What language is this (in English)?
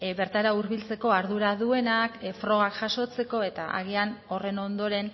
Basque